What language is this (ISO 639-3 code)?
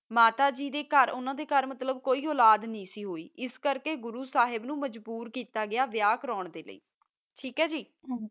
pan